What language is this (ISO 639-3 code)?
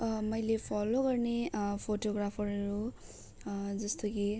nep